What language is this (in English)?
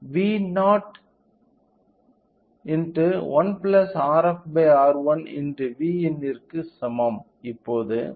Tamil